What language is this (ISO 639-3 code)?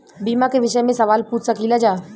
bho